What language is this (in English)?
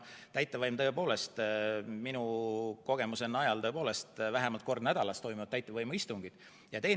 Estonian